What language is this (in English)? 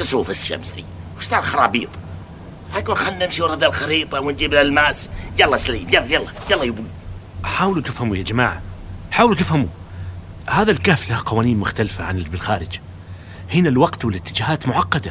Arabic